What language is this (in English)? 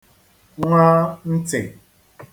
Igbo